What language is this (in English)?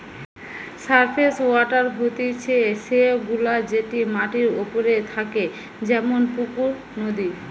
Bangla